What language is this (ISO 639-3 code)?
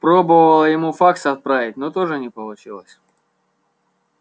rus